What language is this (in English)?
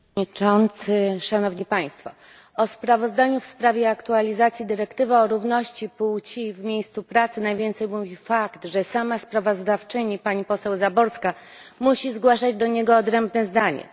Polish